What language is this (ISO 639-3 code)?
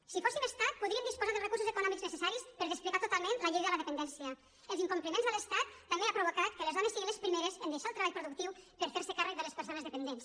cat